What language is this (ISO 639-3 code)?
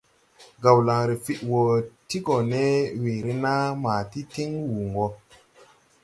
tui